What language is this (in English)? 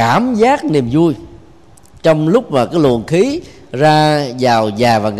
Vietnamese